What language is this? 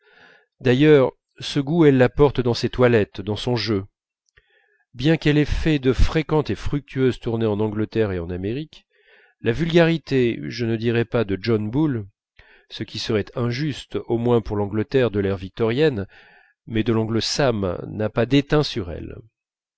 French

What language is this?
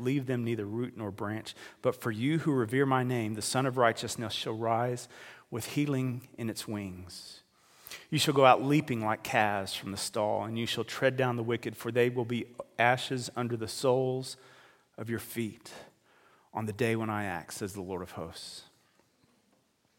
English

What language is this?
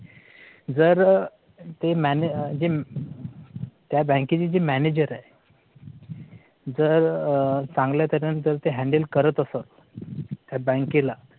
Marathi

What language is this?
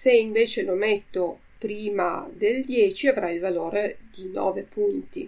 Italian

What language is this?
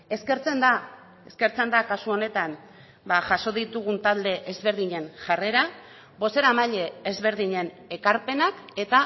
Basque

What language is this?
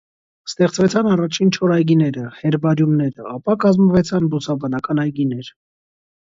Armenian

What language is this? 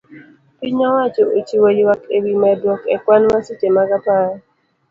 Luo (Kenya and Tanzania)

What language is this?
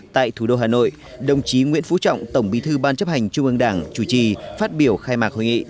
Vietnamese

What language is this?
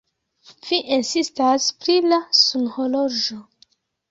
Esperanto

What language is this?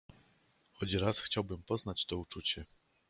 Polish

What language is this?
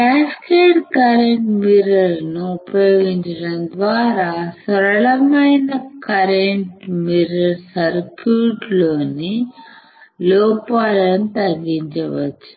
Telugu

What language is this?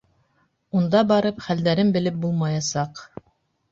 Bashkir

